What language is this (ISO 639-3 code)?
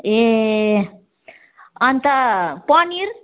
nep